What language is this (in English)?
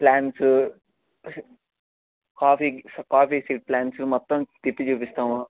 Telugu